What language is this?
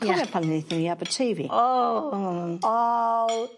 Welsh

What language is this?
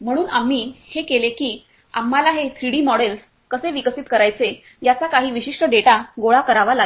Marathi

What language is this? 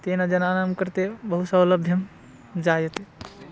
Sanskrit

